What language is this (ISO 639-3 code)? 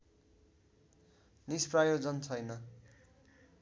nep